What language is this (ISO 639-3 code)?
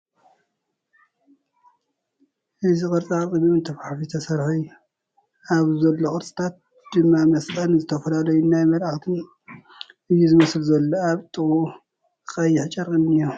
tir